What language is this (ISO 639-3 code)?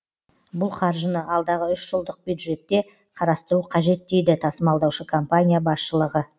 kaz